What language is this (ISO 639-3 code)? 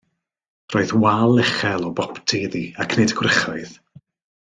cym